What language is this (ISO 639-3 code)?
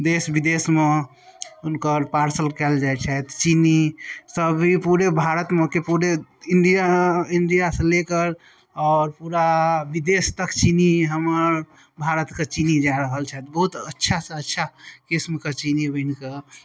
mai